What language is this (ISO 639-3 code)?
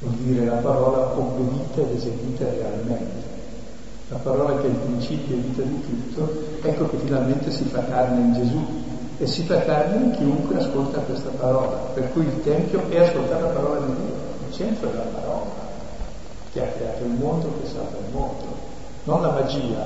ita